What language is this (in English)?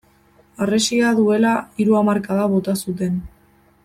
Basque